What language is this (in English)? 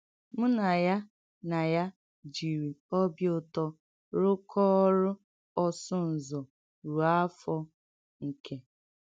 Igbo